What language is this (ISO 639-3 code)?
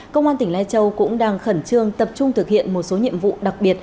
vie